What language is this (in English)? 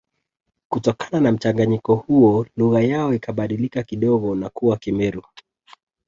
Swahili